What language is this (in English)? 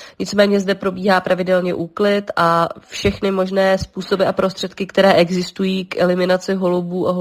Czech